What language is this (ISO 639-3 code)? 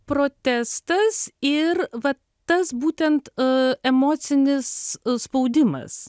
lit